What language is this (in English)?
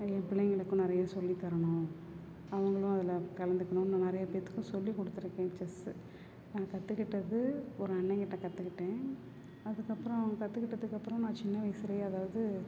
Tamil